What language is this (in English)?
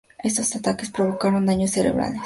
Spanish